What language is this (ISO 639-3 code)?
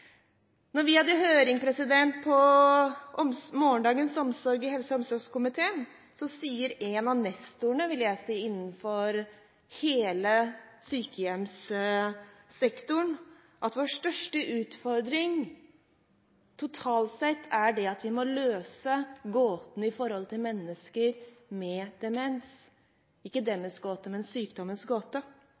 nob